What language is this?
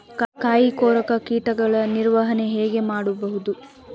Kannada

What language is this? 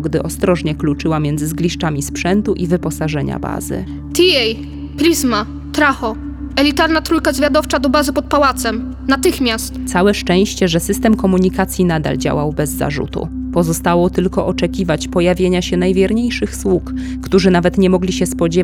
Polish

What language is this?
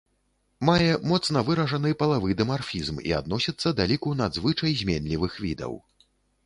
Belarusian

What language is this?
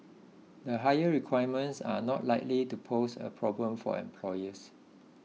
English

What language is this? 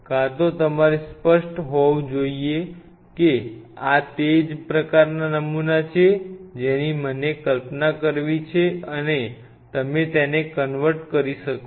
Gujarati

